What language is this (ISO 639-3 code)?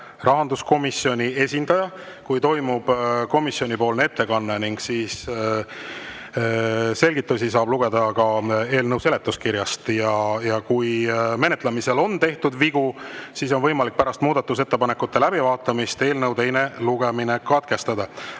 est